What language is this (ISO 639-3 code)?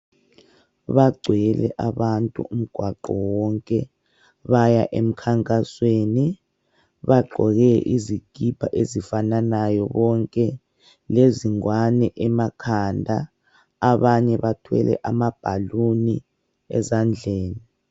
nde